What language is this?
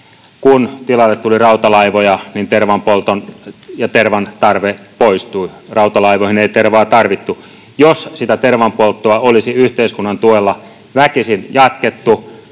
Finnish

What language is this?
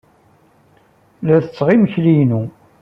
Kabyle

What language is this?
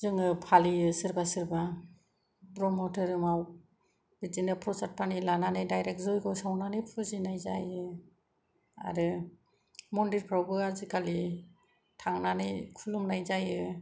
Bodo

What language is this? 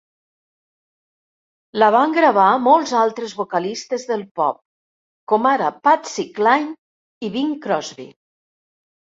Catalan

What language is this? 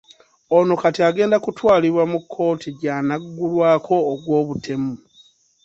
Ganda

